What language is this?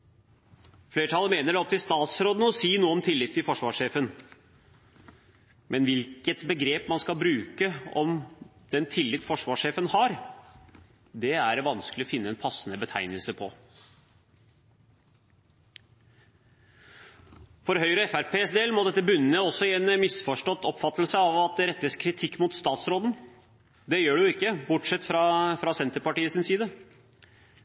Norwegian Bokmål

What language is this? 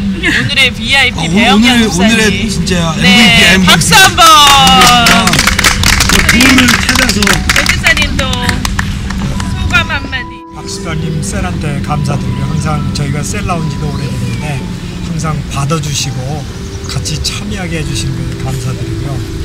Korean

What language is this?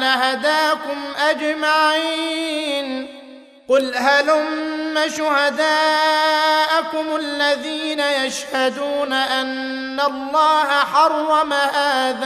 Arabic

